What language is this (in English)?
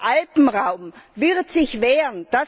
German